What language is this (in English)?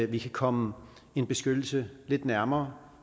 Danish